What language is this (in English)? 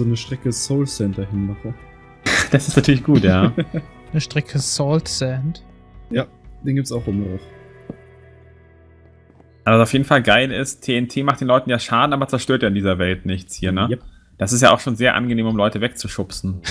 German